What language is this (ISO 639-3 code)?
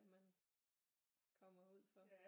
dan